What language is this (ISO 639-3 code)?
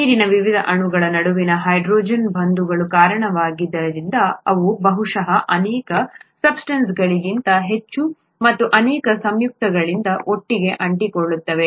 kan